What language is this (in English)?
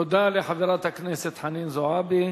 Hebrew